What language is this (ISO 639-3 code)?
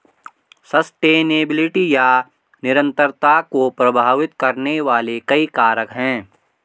hin